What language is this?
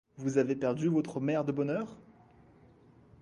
French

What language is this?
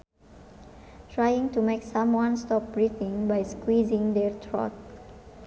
Sundanese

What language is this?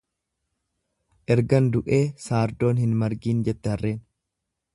Oromo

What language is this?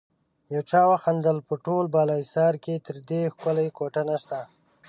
Pashto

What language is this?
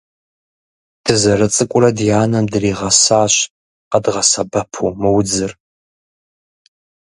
Kabardian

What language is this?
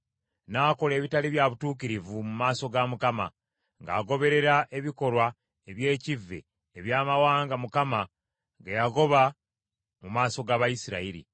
Ganda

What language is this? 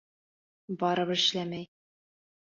Bashkir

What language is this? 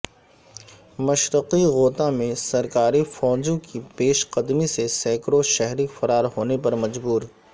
Urdu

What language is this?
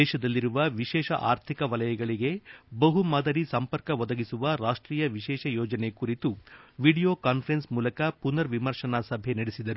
Kannada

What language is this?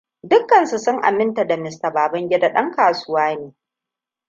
Hausa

